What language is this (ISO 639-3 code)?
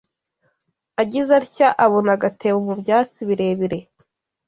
kin